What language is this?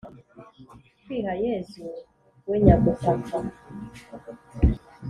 Kinyarwanda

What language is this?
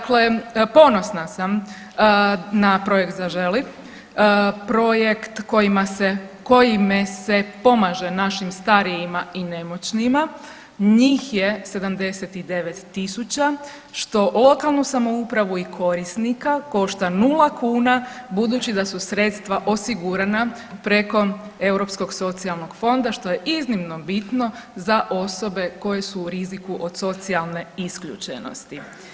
Croatian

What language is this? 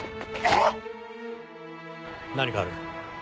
Japanese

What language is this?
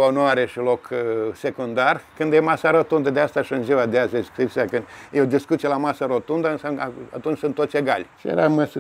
Romanian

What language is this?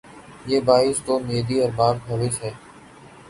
Urdu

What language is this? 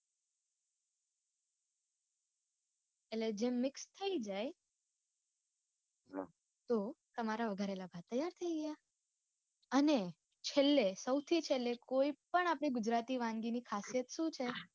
Gujarati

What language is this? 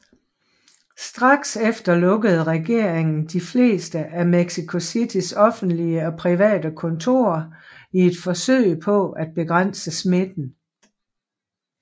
Danish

